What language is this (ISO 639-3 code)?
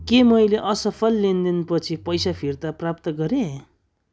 nep